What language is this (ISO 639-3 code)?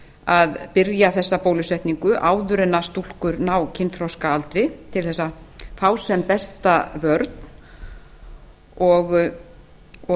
isl